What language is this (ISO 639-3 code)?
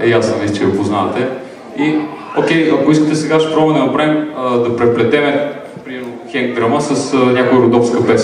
bul